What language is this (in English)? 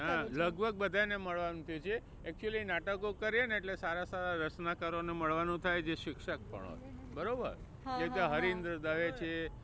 Gujarati